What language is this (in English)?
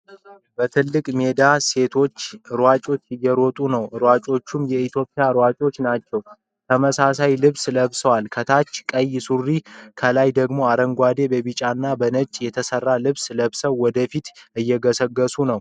Amharic